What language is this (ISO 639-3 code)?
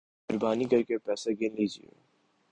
urd